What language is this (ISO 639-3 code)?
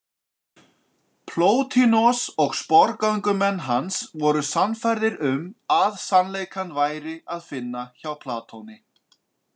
isl